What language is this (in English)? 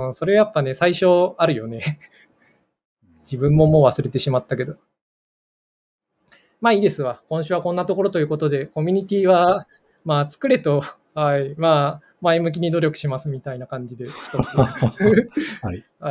Japanese